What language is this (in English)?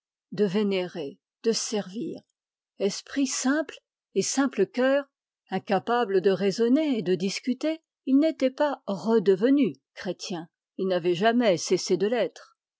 French